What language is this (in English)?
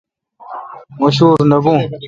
Kalkoti